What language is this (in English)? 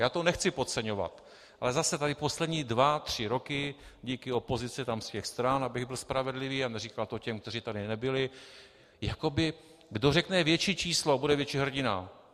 Czech